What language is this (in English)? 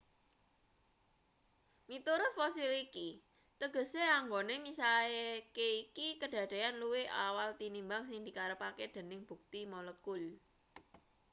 Javanese